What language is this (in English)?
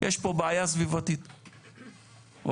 Hebrew